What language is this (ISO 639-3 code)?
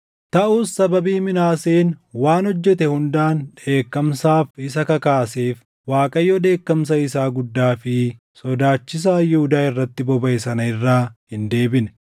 orm